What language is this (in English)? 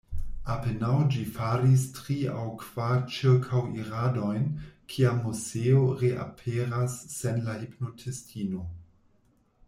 Esperanto